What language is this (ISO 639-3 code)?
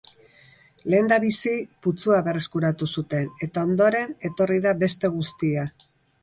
eus